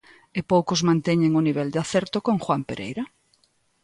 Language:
Galician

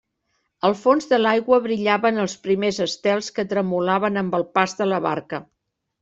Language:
Catalan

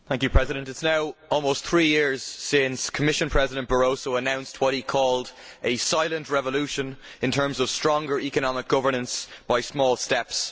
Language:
English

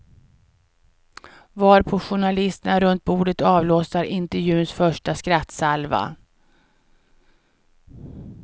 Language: Swedish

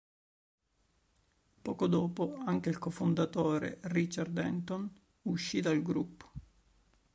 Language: Italian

